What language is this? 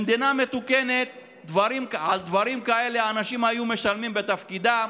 Hebrew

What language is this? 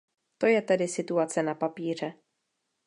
Czech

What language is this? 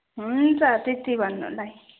Nepali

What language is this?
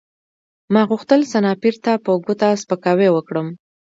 Pashto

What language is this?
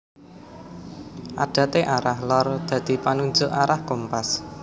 Javanese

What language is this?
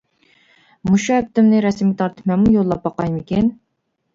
Uyghur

